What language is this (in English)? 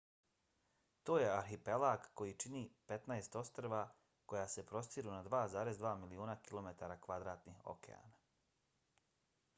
Bosnian